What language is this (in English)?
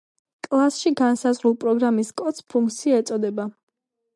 Georgian